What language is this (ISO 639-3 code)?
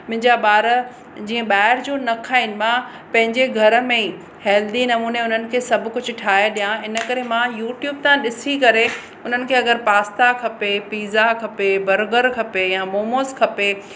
snd